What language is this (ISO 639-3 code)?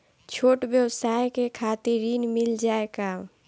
bho